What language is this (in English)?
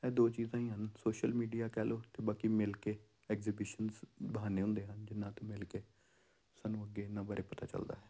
Punjabi